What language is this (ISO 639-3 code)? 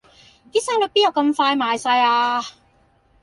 yue